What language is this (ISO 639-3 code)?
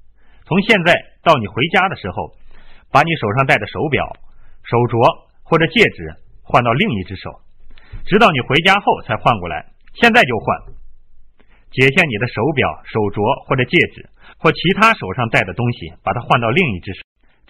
zho